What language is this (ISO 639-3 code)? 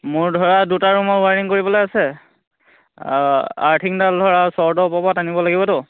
asm